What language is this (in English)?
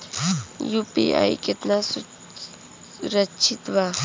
Bhojpuri